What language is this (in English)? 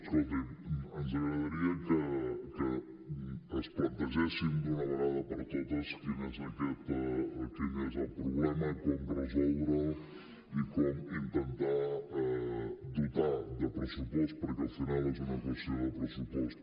Catalan